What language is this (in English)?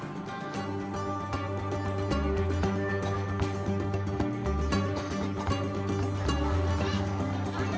Indonesian